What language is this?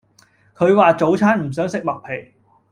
Cantonese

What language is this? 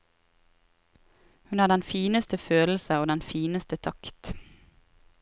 Norwegian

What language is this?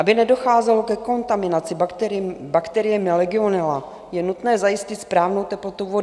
Czech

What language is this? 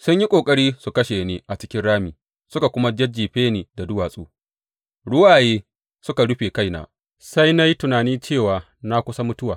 Hausa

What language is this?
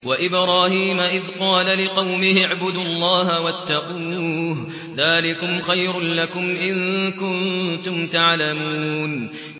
Arabic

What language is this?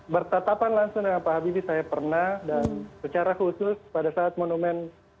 Indonesian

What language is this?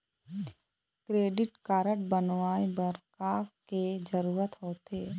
Chhattisgarhi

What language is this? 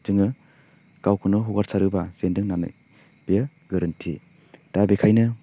Bodo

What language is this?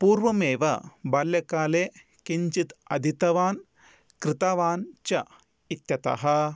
Sanskrit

